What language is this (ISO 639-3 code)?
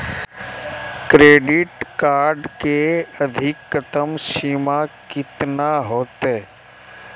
mag